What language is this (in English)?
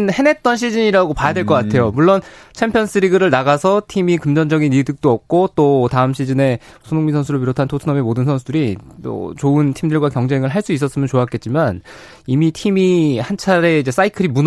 Korean